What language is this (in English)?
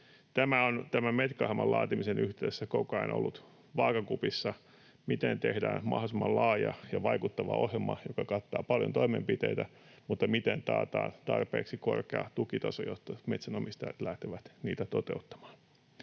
Finnish